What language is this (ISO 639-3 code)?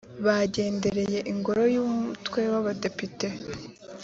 kin